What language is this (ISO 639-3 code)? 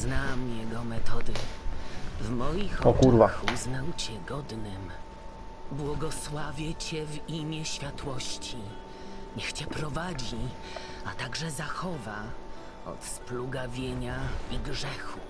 pol